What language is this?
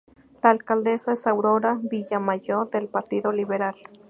Spanish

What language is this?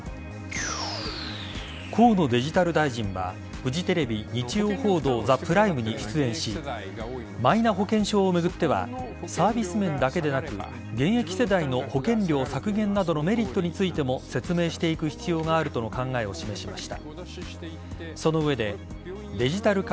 Japanese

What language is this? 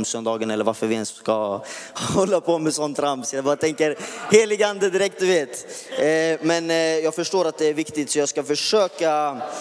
Swedish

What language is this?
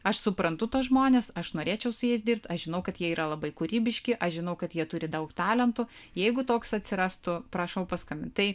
Lithuanian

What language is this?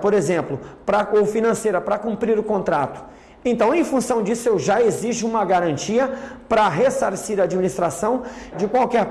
Portuguese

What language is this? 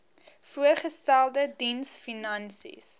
Afrikaans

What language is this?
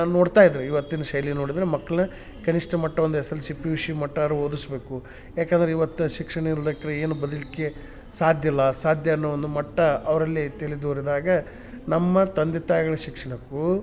Kannada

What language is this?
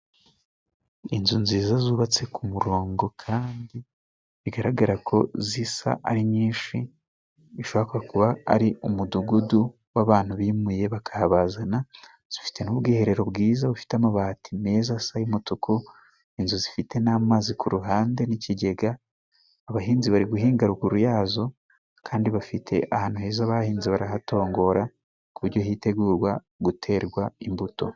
Kinyarwanda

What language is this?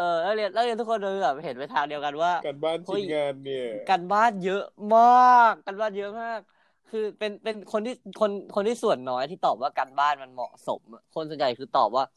Thai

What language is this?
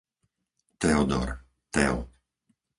Slovak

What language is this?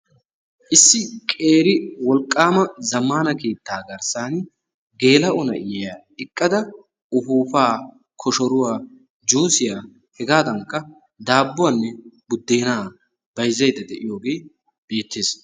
Wolaytta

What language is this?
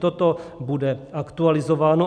Czech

